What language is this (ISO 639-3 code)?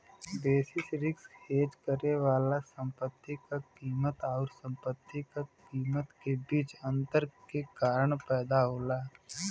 bho